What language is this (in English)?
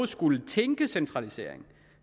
Danish